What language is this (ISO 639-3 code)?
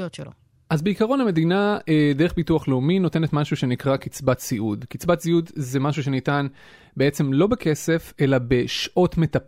heb